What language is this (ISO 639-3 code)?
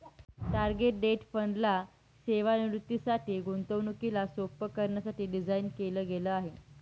mar